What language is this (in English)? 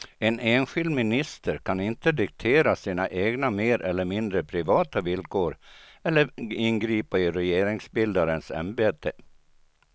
Swedish